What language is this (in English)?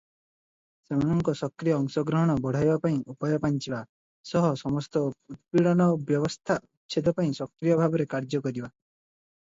Odia